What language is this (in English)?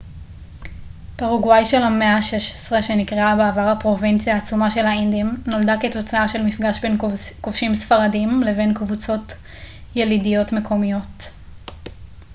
Hebrew